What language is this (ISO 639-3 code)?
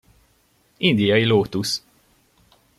hun